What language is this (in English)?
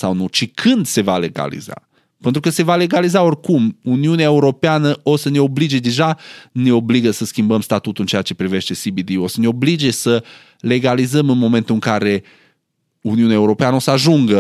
Romanian